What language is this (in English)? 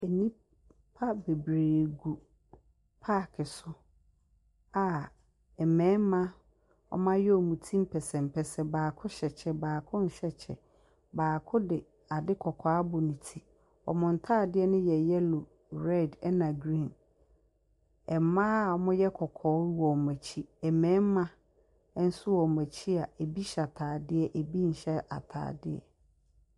Akan